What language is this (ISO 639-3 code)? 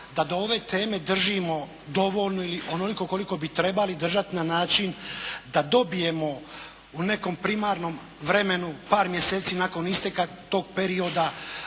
hrv